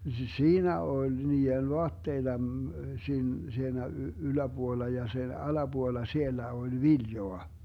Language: Finnish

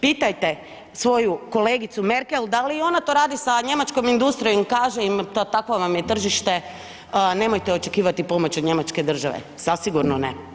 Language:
Croatian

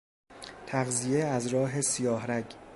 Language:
Persian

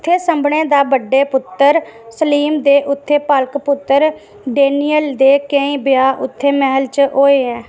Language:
Dogri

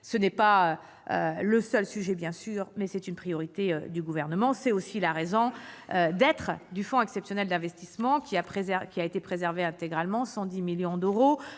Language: French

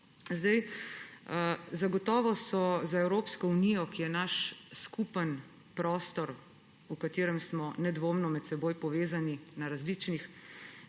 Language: Slovenian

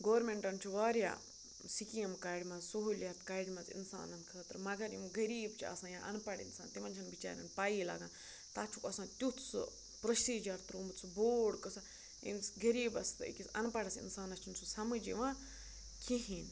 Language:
Kashmiri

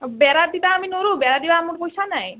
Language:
Assamese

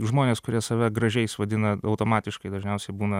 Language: Lithuanian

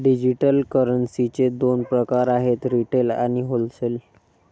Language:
Marathi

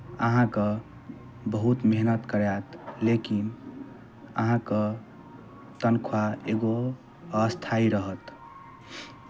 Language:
Maithili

